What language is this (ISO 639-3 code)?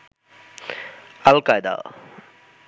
ben